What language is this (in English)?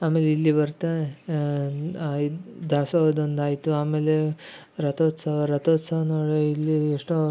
Kannada